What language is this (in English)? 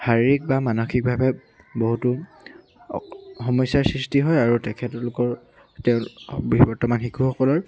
Assamese